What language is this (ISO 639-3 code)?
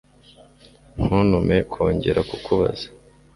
kin